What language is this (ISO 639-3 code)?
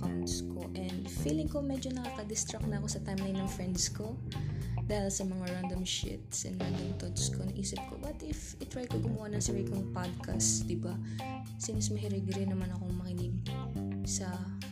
fil